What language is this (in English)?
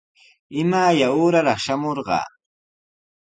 Sihuas Ancash Quechua